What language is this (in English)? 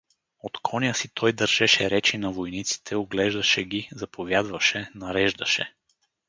Bulgarian